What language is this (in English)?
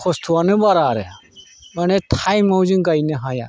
Bodo